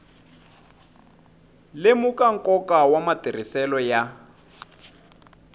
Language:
Tsonga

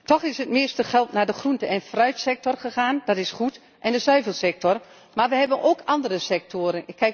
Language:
Dutch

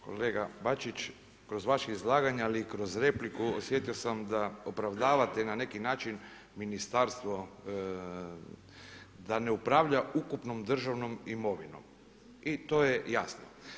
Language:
Croatian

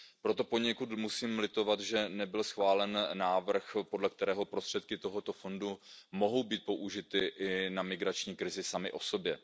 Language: Czech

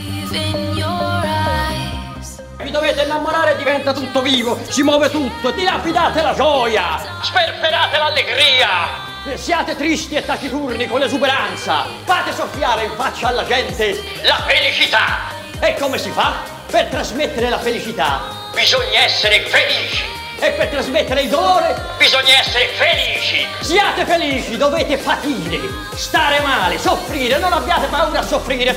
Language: Italian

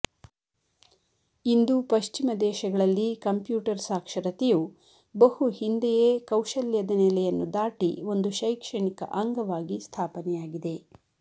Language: Kannada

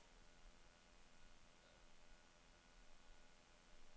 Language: Danish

